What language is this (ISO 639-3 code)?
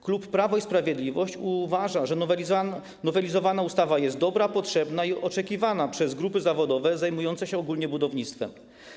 pol